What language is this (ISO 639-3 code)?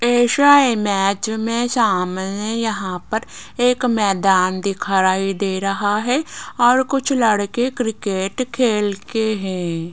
hin